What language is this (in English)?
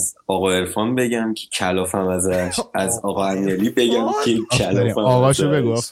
Persian